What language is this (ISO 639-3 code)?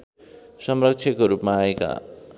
nep